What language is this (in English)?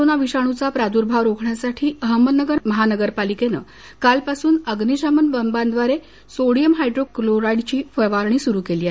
Marathi